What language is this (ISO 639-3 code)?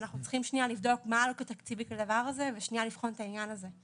heb